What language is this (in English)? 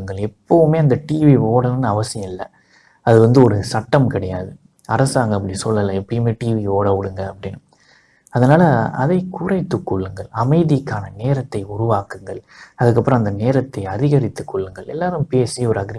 Korean